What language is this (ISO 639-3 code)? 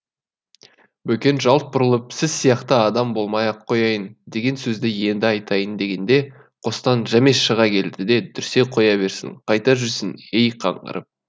kaz